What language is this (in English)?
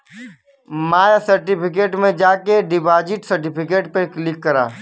Bhojpuri